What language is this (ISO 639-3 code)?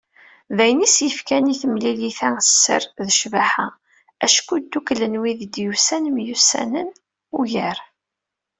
kab